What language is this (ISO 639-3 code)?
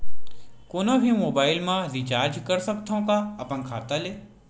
hne